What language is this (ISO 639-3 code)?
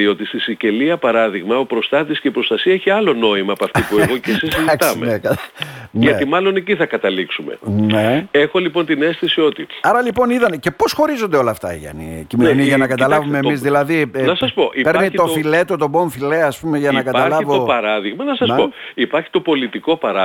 ell